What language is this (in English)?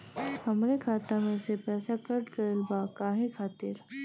Bhojpuri